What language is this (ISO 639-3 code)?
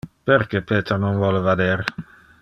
ina